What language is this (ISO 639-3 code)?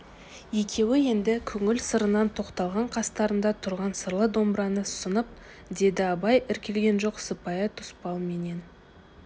kaz